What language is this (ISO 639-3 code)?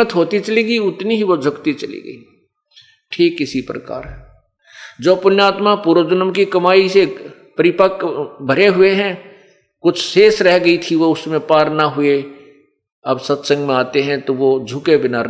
hin